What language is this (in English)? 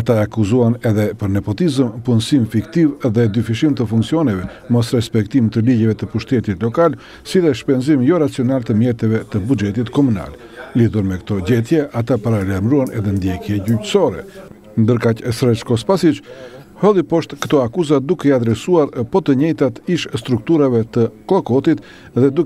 Romanian